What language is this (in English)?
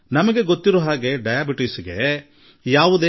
Kannada